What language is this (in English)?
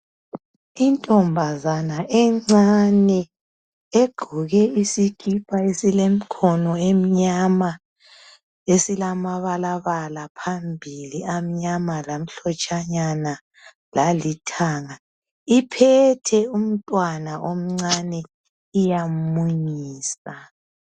North Ndebele